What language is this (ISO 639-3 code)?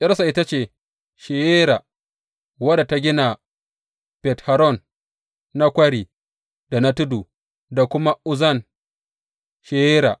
hau